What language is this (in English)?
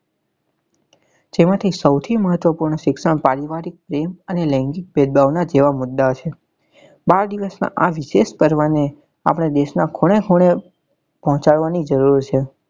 Gujarati